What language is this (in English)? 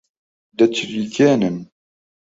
Central Kurdish